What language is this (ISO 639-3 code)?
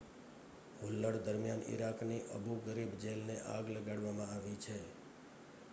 guj